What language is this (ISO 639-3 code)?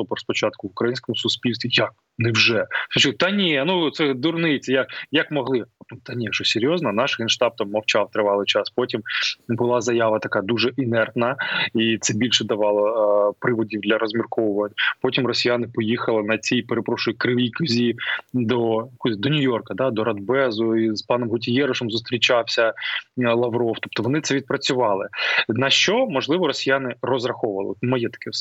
ukr